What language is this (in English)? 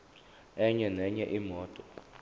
Zulu